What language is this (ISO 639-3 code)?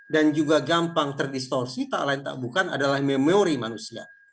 ind